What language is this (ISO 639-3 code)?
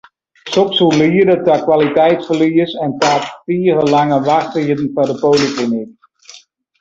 fry